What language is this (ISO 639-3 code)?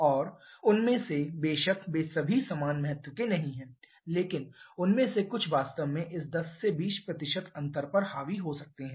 hin